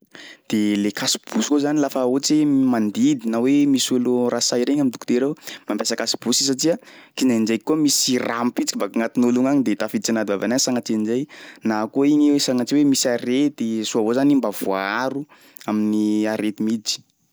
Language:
Sakalava Malagasy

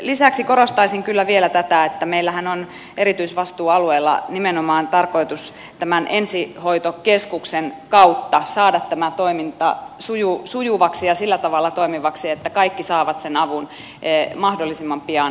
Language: Finnish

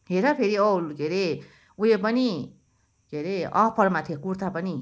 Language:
Nepali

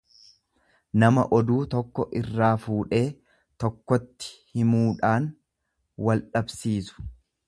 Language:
Oromo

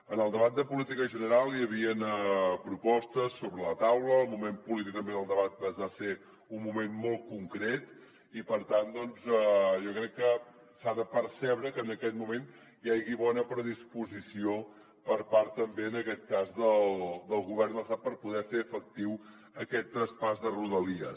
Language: Catalan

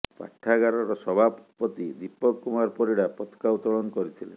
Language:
Odia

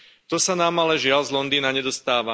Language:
Slovak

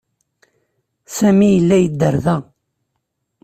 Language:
Kabyle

